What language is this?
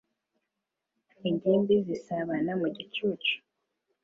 Kinyarwanda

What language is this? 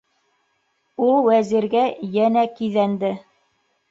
Bashkir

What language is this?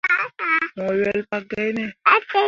Mundang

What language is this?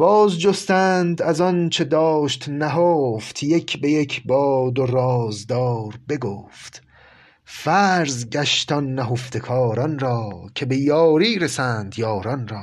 Persian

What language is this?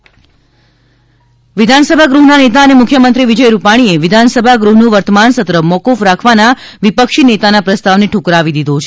Gujarati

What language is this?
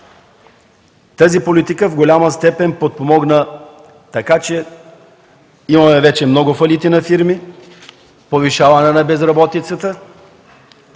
Bulgarian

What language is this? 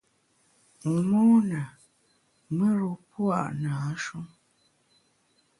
Bamun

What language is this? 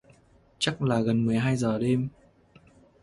Vietnamese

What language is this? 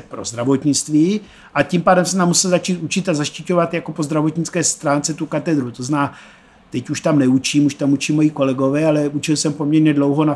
Czech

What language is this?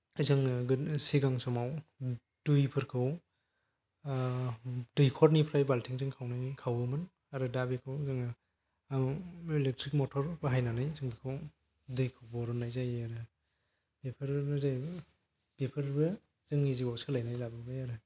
Bodo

